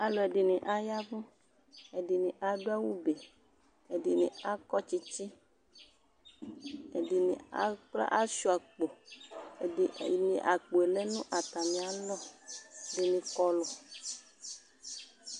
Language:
Ikposo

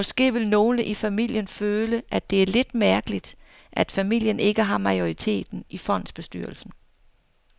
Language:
Danish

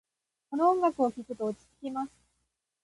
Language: Japanese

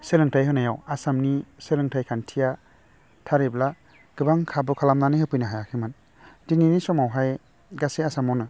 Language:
Bodo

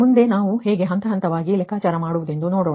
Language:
Kannada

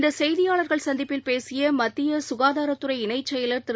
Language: Tamil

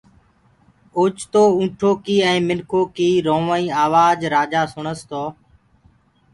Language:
Gurgula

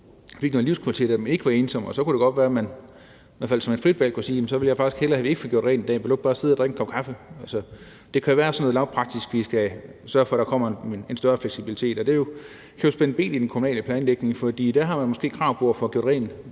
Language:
Danish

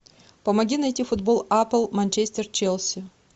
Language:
Russian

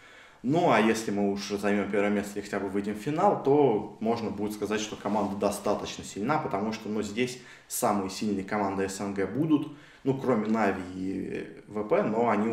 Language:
Russian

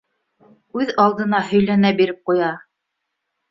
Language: Bashkir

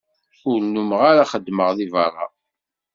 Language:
Kabyle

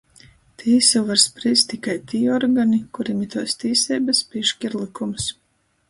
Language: Latgalian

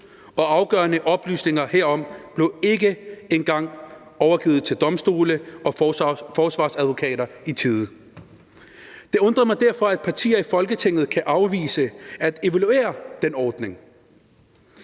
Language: Danish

